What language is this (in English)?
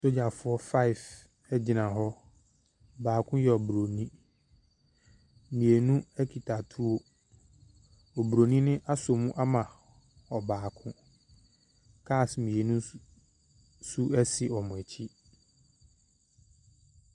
Akan